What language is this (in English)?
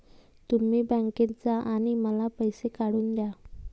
Marathi